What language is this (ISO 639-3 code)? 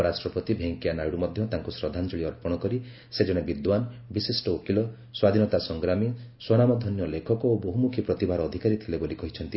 ori